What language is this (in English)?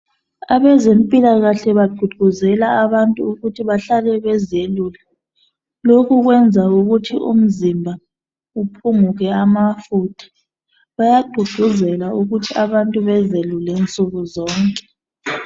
North Ndebele